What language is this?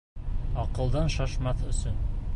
Bashkir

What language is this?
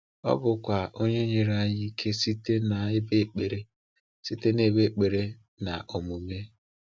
Igbo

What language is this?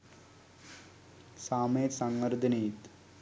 Sinhala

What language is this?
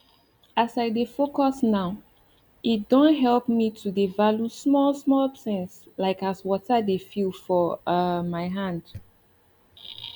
Nigerian Pidgin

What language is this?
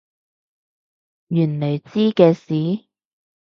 Cantonese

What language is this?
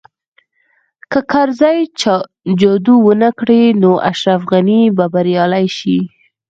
Pashto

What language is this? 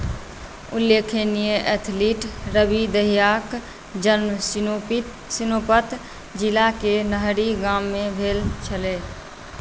Maithili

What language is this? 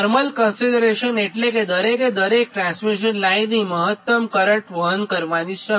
Gujarati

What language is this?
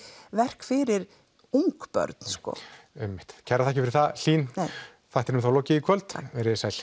Icelandic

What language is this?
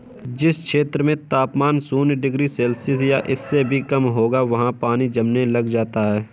Hindi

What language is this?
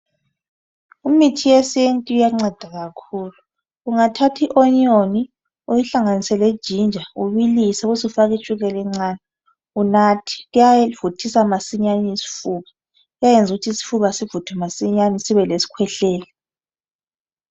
North Ndebele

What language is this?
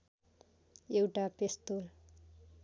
Nepali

